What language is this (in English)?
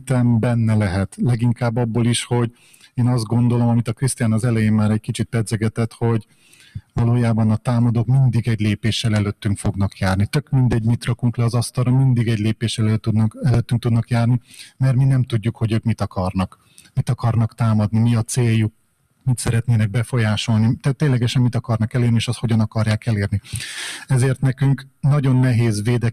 Hungarian